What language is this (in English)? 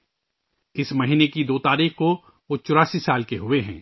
Urdu